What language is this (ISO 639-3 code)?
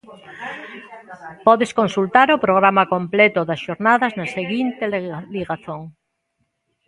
glg